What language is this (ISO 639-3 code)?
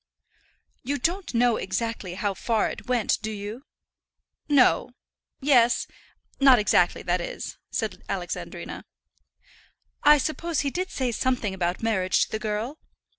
eng